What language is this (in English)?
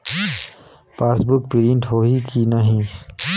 Chhattisgarhi